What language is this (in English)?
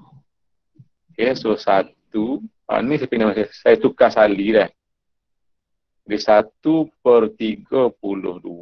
Malay